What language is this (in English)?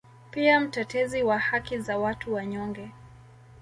Swahili